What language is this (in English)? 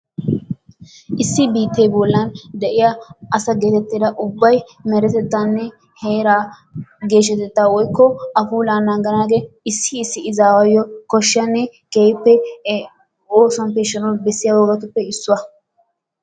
Wolaytta